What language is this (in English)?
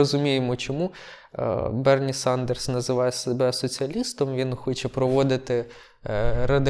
Ukrainian